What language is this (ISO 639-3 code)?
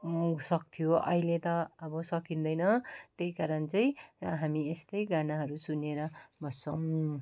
nep